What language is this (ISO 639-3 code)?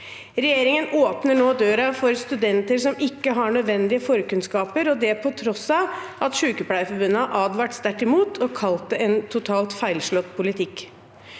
nor